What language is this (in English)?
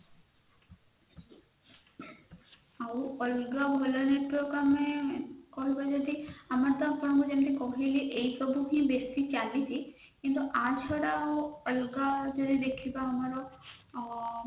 Odia